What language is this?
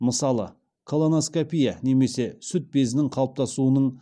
Kazakh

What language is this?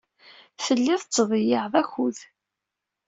Kabyle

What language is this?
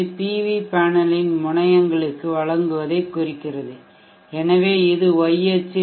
Tamil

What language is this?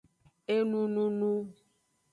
Aja (Benin)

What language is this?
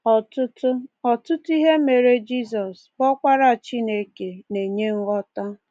Igbo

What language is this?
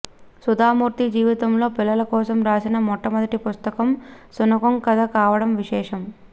Telugu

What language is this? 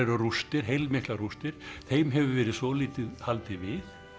Icelandic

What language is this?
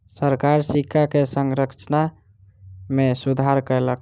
Maithili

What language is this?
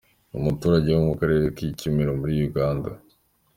Kinyarwanda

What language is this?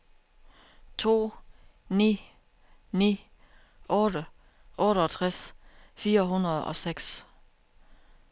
Danish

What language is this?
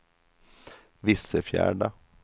Swedish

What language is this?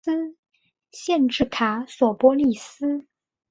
Chinese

